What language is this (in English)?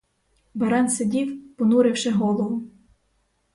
Ukrainian